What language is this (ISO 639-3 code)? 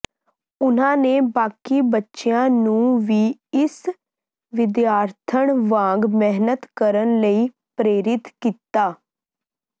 pan